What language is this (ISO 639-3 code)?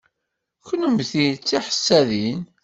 kab